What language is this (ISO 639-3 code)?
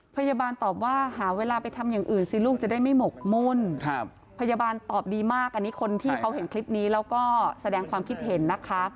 tha